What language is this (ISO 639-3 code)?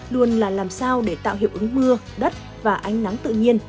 vie